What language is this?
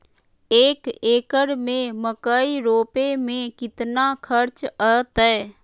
Magahi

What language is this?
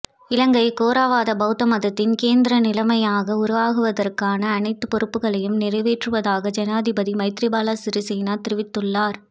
Tamil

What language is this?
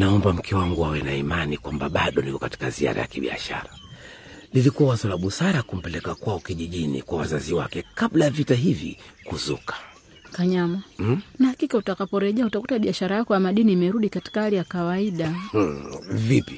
Swahili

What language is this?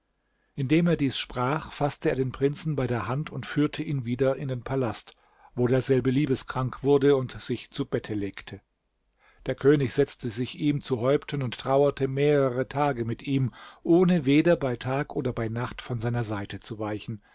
German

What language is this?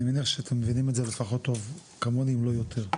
Hebrew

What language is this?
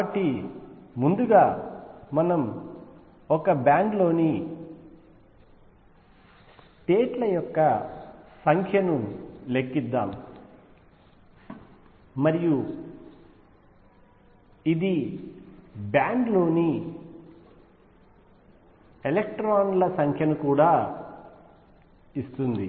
Telugu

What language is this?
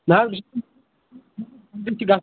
Kashmiri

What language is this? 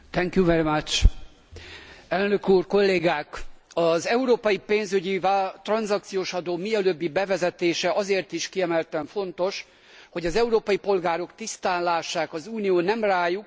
Hungarian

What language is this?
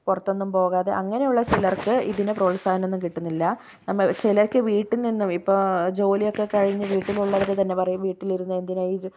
Malayalam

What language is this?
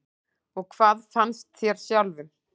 Icelandic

